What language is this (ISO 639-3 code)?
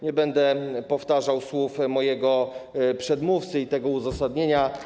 pol